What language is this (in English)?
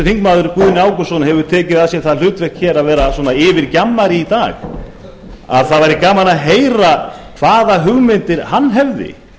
Icelandic